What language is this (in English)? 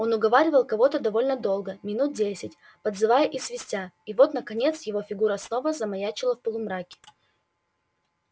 Russian